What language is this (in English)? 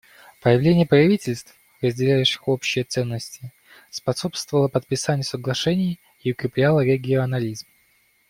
Russian